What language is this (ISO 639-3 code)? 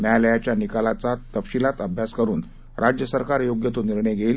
mar